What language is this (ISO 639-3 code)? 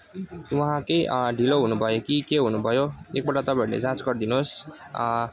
nep